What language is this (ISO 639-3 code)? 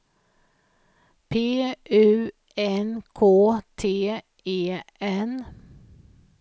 swe